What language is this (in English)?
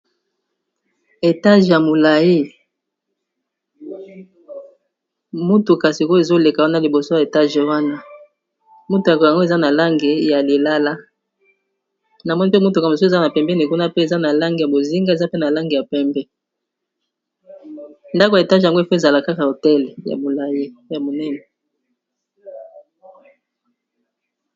Lingala